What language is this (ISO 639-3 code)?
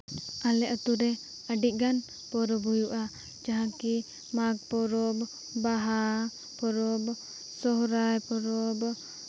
sat